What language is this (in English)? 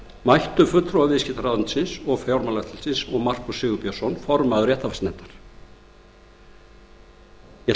Icelandic